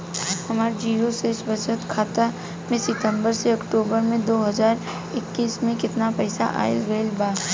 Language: Bhojpuri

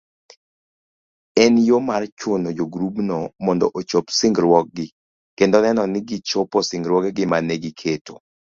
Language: Luo (Kenya and Tanzania)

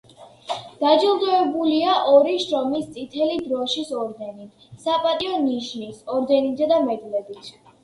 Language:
Georgian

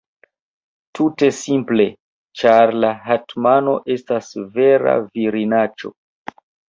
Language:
Esperanto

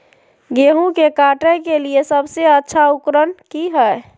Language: Magahi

